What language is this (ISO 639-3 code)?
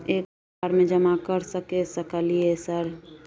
mai